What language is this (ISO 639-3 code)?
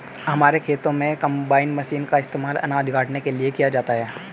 hin